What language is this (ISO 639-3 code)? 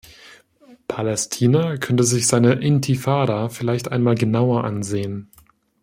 deu